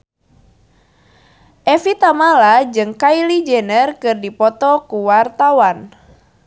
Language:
Sundanese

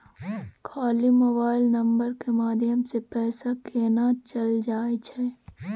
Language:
Maithili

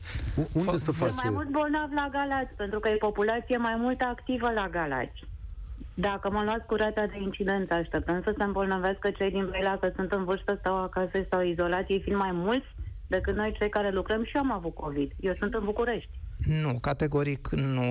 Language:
Romanian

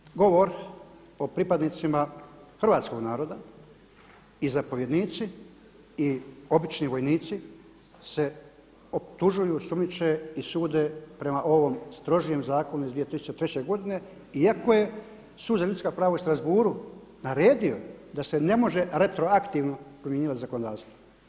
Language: Croatian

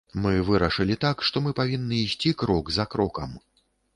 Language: Belarusian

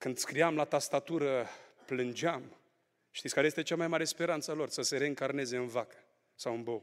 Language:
Romanian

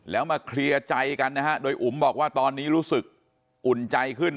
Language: Thai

